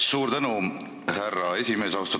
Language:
Estonian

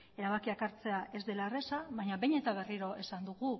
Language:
Basque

